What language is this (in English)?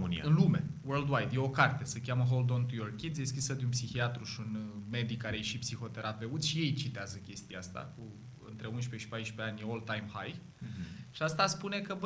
Romanian